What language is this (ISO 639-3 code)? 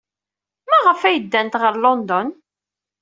kab